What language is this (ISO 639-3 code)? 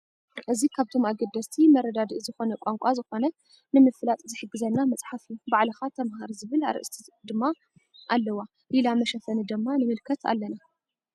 tir